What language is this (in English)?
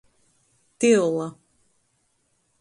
Latgalian